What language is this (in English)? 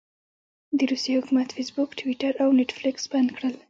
Pashto